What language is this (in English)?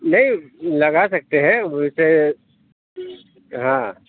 Urdu